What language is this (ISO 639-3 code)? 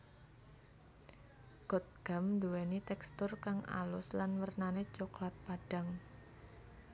jav